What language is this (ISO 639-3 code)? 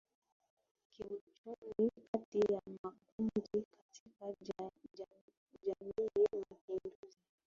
swa